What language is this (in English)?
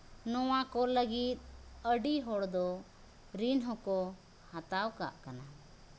Santali